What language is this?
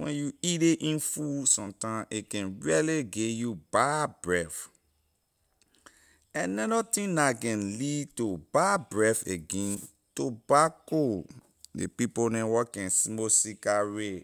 Liberian English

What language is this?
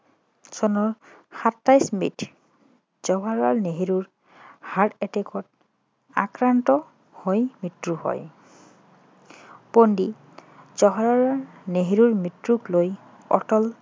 Assamese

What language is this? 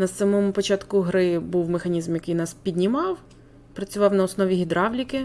Ukrainian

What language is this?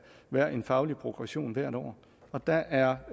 Danish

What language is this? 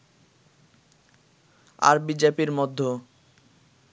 Bangla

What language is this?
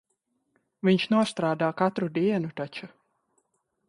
Latvian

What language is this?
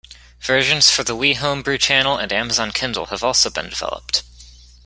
English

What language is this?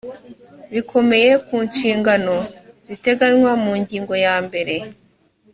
Kinyarwanda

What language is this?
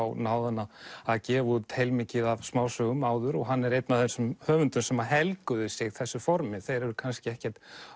Icelandic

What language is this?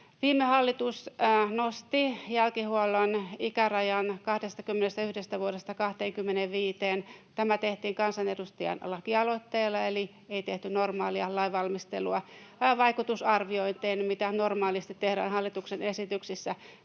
Finnish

